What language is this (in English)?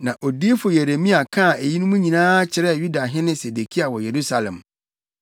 Akan